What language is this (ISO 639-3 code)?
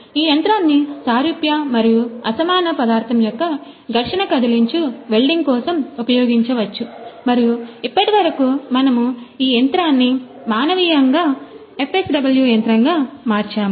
tel